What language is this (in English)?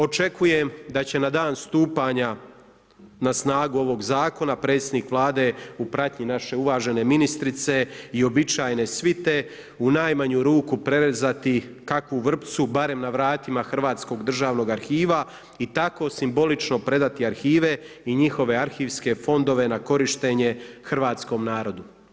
Croatian